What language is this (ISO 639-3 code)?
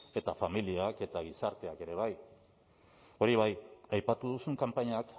eus